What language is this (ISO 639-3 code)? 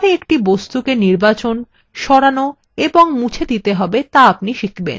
ben